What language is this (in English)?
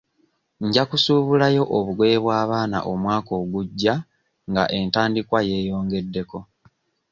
Ganda